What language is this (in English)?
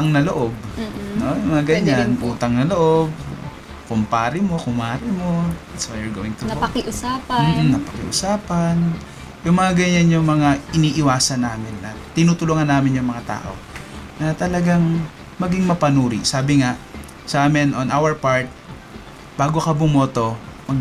Filipino